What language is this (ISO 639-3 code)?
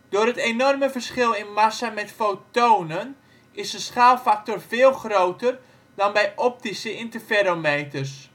nld